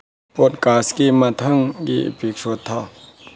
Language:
Manipuri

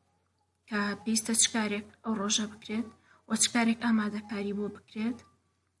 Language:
Kurdish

